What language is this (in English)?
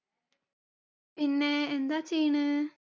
Malayalam